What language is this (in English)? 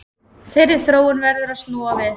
Icelandic